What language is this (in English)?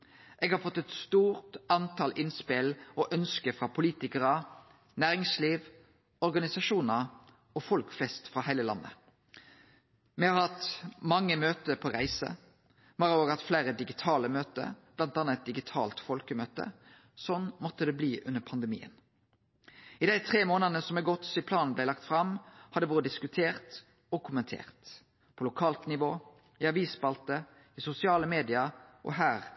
Norwegian Nynorsk